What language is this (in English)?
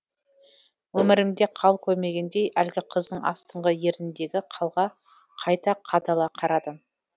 Kazakh